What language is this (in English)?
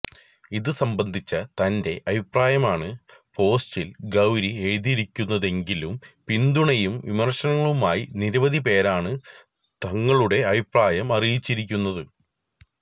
Malayalam